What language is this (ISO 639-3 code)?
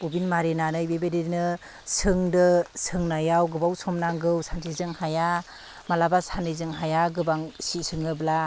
brx